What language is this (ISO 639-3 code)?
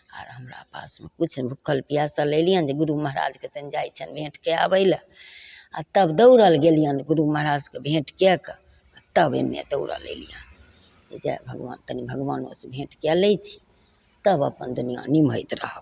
mai